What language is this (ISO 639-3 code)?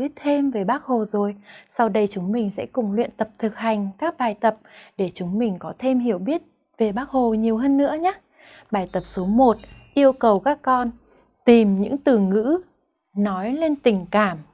vie